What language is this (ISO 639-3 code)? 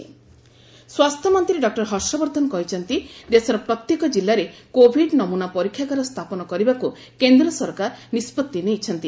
ori